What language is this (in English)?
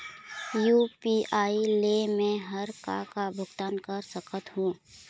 Chhattisgarhi